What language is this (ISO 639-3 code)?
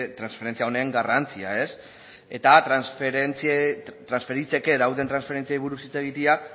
eus